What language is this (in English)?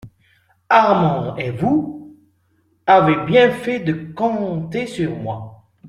French